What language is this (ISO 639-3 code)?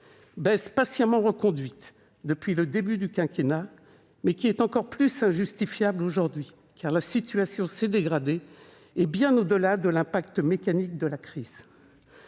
fra